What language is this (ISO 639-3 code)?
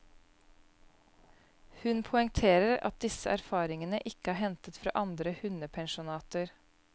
nor